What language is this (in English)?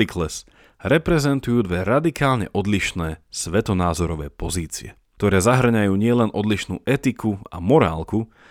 Slovak